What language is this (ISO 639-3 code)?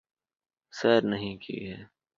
urd